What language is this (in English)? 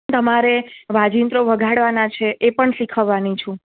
Gujarati